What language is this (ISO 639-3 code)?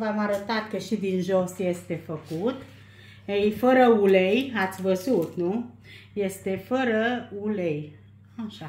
ron